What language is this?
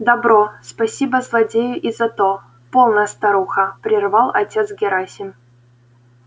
Russian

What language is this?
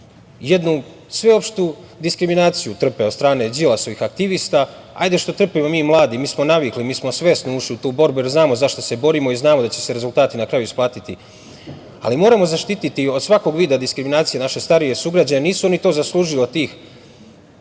Serbian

